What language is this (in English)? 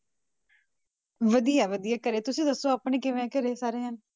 Punjabi